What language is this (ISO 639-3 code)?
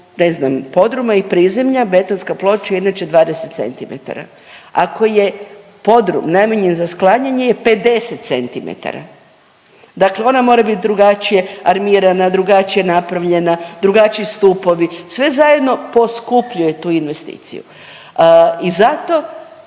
hrv